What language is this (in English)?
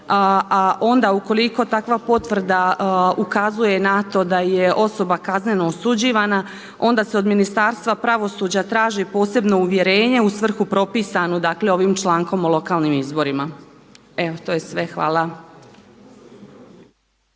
Croatian